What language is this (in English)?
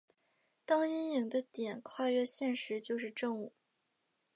Chinese